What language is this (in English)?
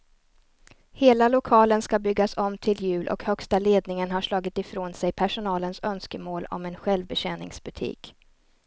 Swedish